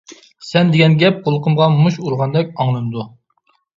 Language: Uyghur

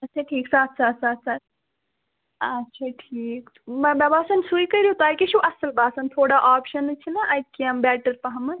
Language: Kashmiri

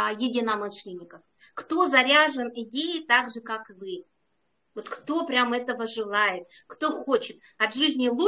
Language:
Russian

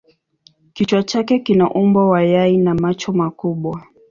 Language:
Swahili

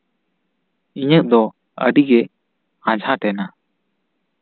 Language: Santali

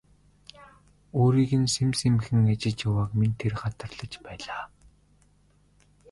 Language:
Mongolian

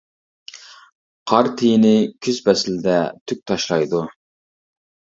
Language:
Uyghur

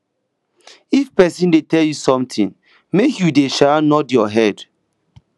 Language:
Nigerian Pidgin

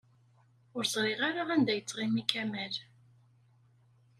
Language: Kabyle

